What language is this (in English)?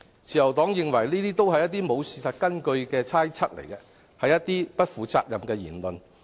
Cantonese